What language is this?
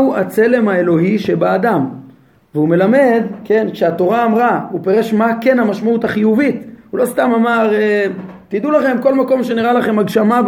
Hebrew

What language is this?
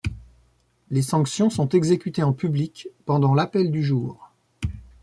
French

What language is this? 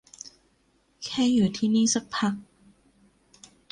Thai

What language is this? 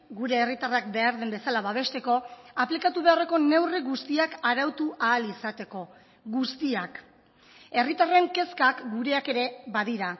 Basque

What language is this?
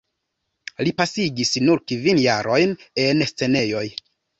Esperanto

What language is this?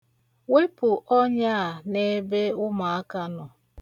Igbo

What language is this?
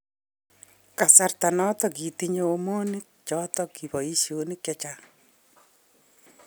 Kalenjin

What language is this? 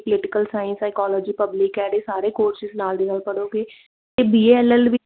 Punjabi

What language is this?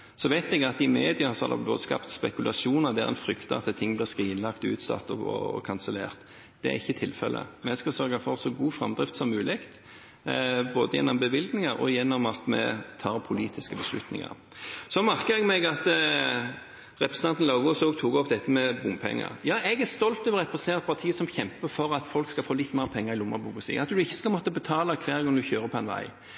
Norwegian Bokmål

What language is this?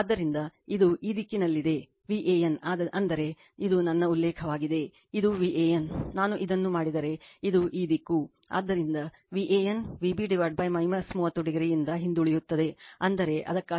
Kannada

